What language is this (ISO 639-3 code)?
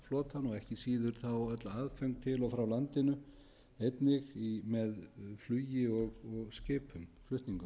isl